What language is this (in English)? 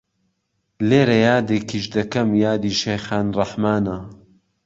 Central Kurdish